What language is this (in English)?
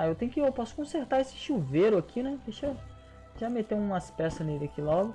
Portuguese